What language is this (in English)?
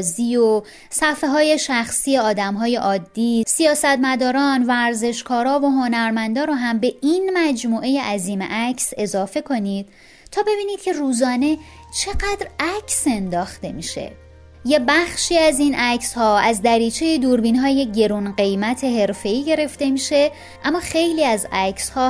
Persian